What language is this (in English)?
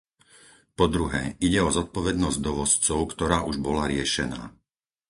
Slovak